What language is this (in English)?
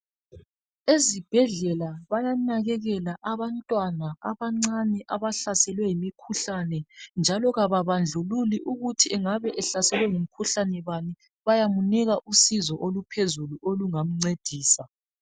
North Ndebele